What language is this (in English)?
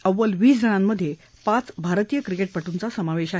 Marathi